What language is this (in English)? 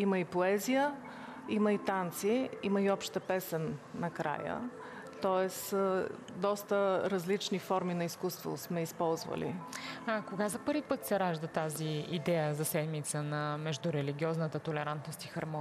Bulgarian